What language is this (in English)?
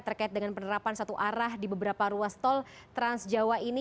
Indonesian